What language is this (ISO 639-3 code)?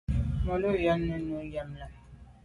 byv